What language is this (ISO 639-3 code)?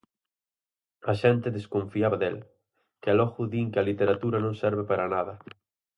glg